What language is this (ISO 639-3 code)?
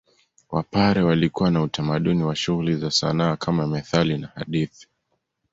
swa